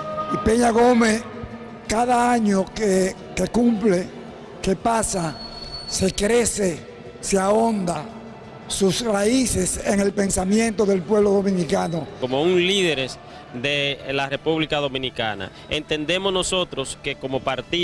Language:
Spanish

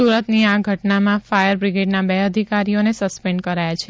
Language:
Gujarati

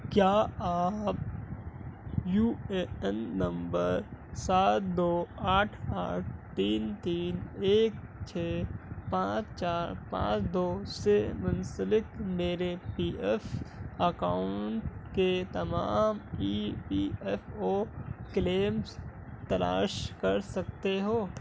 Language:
Urdu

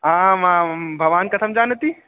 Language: Sanskrit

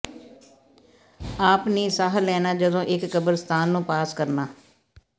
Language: Punjabi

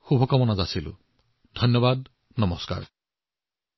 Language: Assamese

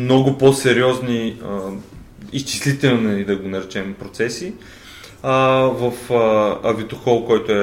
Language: Bulgarian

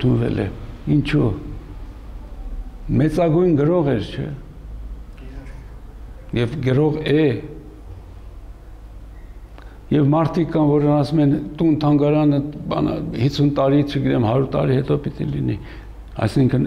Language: Romanian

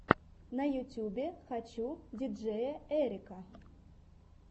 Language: Russian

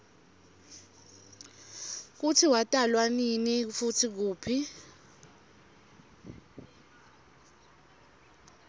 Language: Swati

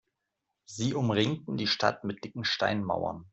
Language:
German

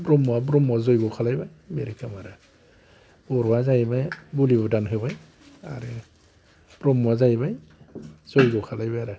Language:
Bodo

